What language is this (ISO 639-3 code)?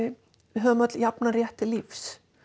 isl